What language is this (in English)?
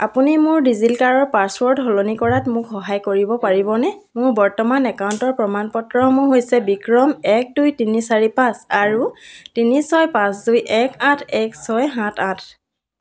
Assamese